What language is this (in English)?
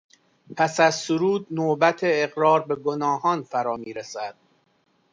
Persian